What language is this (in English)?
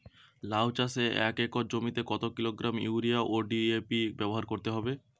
Bangla